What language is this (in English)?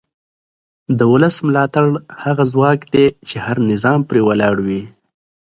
Pashto